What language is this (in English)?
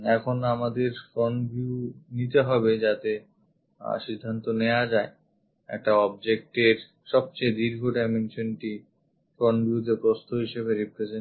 Bangla